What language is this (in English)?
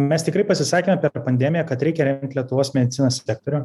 Lithuanian